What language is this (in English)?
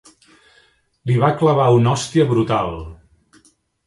Catalan